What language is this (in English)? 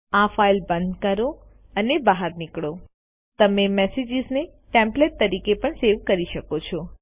Gujarati